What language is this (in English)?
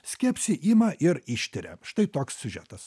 Lithuanian